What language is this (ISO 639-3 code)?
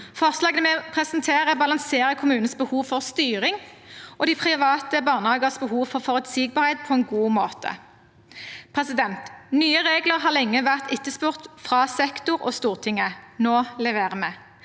nor